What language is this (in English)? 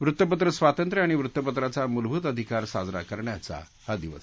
Marathi